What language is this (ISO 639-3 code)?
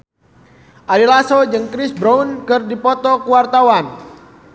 sun